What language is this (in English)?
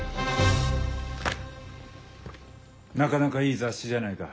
Japanese